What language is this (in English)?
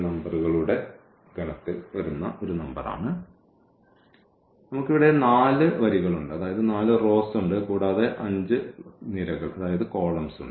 Malayalam